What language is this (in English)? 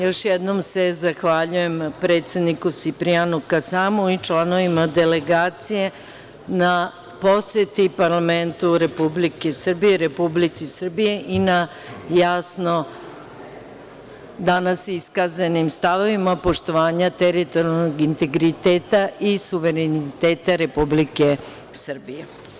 Serbian